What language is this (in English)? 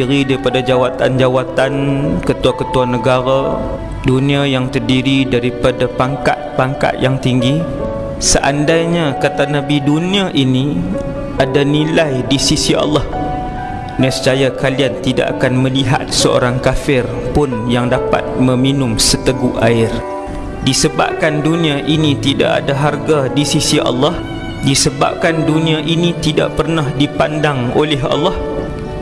Malay